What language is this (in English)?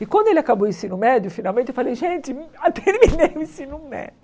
Portuguese